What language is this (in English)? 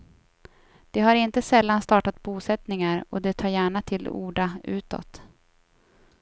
Swedish